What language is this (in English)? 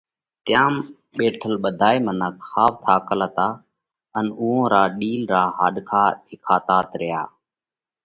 Parkari Koli